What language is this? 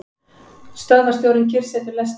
Icelandic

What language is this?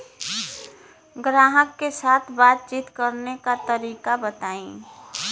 Bhojpuri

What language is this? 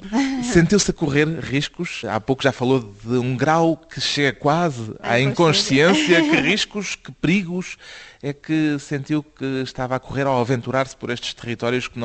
Portuguese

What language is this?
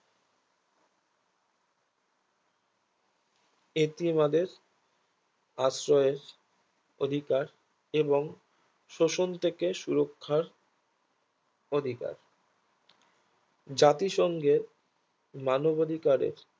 Bangla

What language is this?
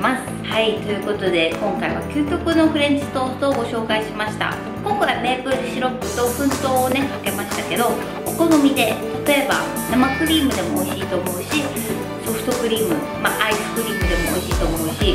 Japanese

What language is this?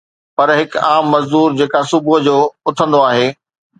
Sindhi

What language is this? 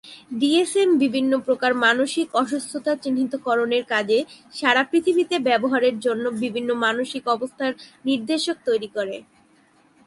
Bangla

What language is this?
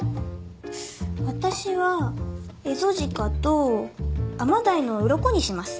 Japanese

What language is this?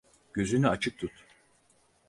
Turkish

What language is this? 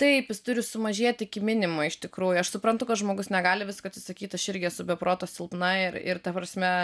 Lithuanian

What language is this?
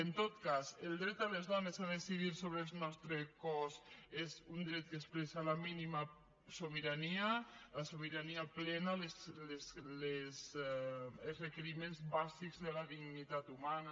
Catalan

